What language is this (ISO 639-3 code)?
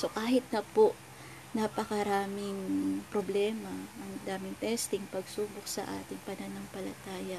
fil